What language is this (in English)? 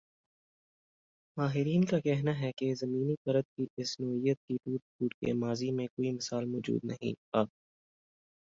Urdu